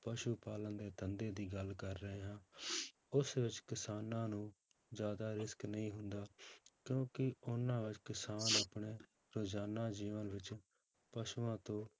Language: Punjabi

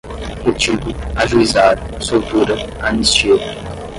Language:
Portuguese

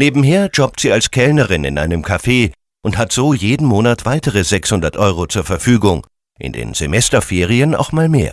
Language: German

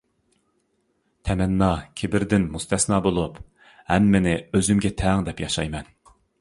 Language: Uyghur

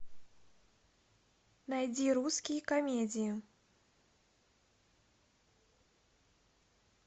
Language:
Russian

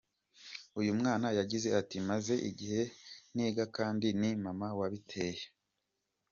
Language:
Kinyarwanda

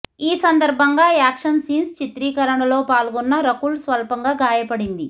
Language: Telugu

